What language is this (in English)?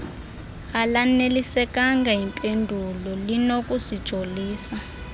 Xhosa